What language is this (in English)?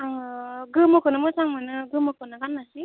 Bodo